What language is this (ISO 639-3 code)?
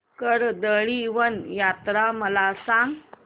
mar